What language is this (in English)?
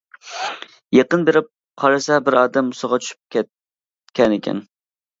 Uyghur